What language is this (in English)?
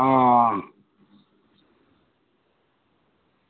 Dogri